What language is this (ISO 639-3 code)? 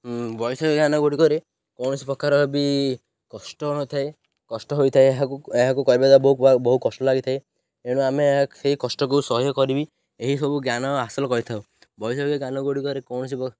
ori